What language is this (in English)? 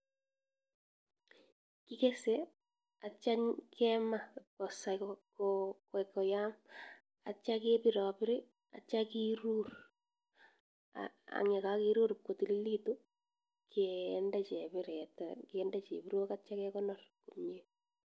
Kalenjin